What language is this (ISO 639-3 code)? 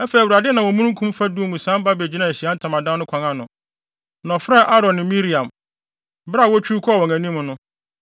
aka